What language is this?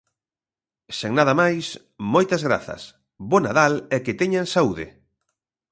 Galician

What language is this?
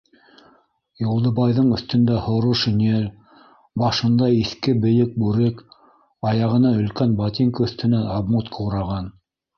Bashkir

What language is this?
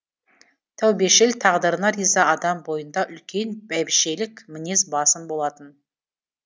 Kazakh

